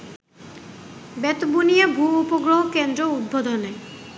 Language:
Bangla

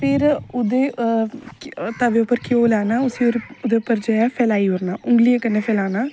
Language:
Dogri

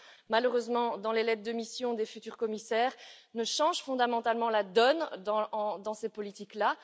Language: French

